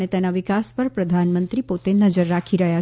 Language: Gujarati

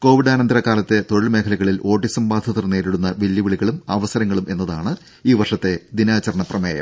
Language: Malayalam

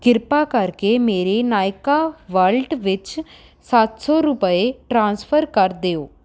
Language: Punjabi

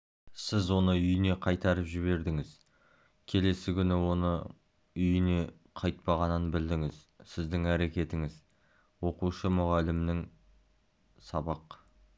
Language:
Kazakh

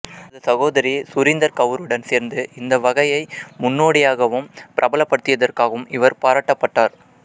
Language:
Tamil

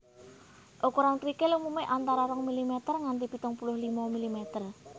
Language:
Javanese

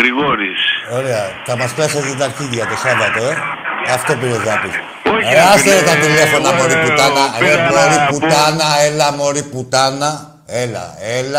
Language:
Greek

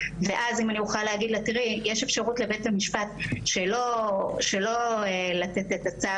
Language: Hebrew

